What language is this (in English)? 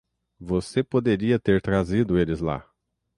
Portuguese